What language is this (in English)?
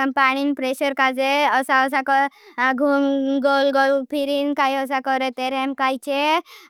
Bhili